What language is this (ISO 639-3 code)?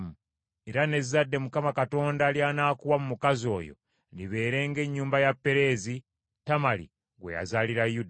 lug